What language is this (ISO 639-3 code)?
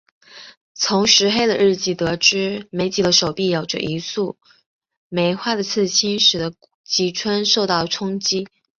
zho